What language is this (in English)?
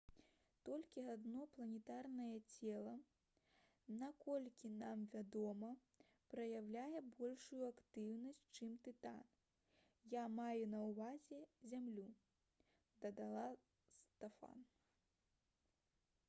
Belarusian